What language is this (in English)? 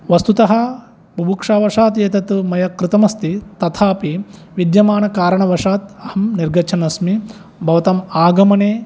Sanskrit